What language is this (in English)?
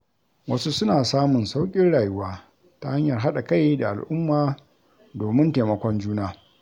Hausa